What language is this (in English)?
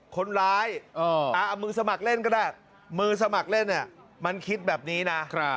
Thai